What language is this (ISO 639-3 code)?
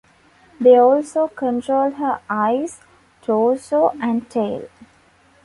eng